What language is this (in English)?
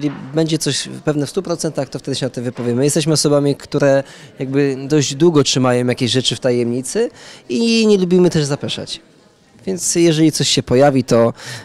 Polish